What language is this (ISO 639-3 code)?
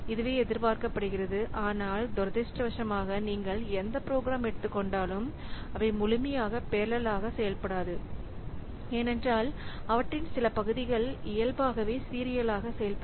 tam